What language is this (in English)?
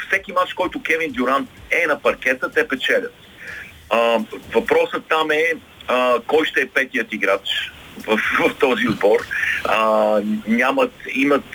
Bulgarian